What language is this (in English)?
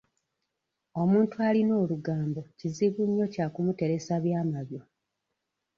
Ganda